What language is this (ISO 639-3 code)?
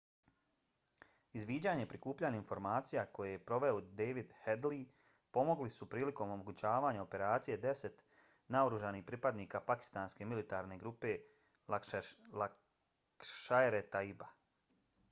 bos